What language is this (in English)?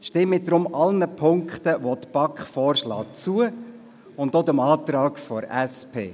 Swiss German